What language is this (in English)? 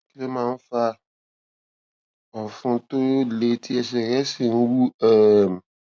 Yoruba